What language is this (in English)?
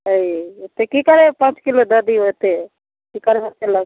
Maithili